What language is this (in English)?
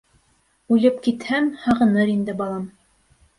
Bashkir